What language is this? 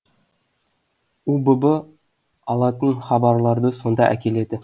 Kazakh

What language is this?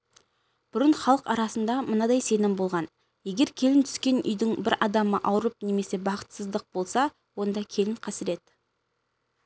Kazakh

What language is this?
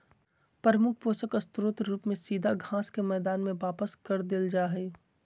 Magahi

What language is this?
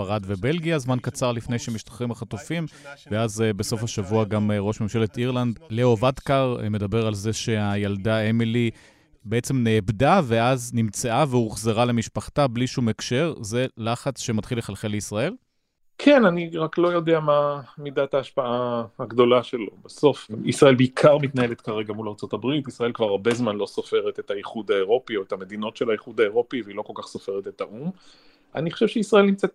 Hebrew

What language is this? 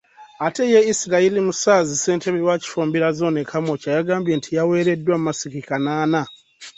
Ganda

